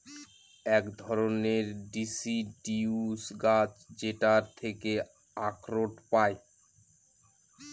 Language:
Bangla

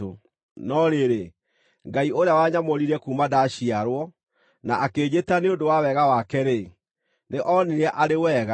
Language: Kikuyu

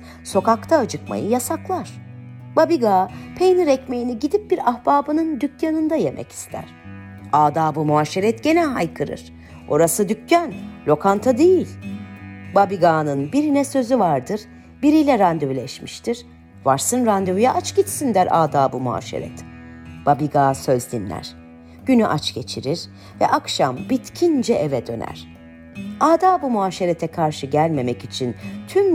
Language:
Turkish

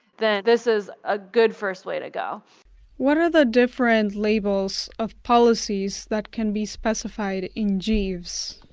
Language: English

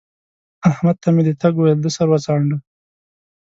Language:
Pashto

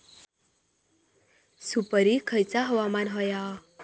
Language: Marathi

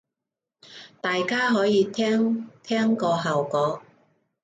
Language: Cantonese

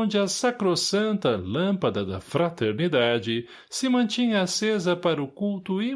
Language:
Portuguese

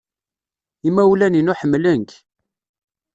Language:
Kabyle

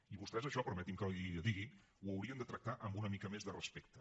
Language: Catalan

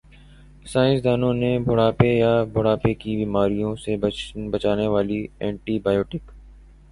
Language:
Urdu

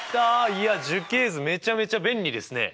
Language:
Japanese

